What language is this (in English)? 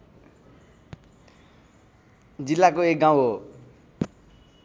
Nepali